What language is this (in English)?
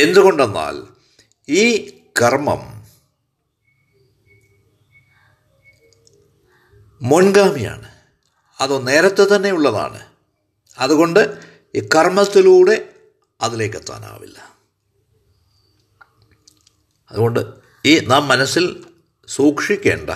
Malayalam